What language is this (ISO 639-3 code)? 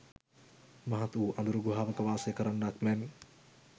sin